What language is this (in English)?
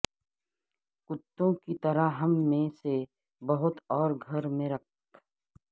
Urdu